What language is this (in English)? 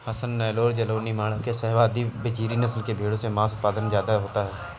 Hindi